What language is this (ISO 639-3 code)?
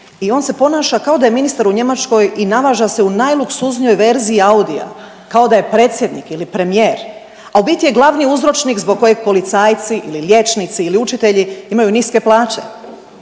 hrv